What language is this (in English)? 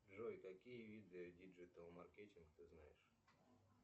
Russian